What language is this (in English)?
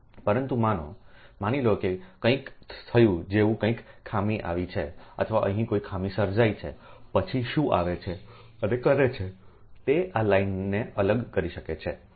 Gujarati